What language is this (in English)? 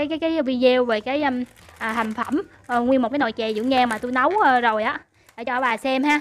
Vietnamese